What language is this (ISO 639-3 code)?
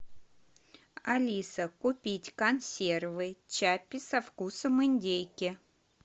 rus